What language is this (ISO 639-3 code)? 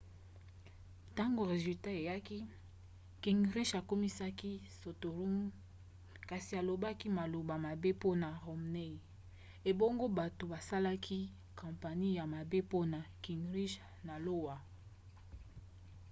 lin